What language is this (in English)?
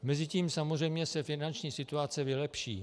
Czech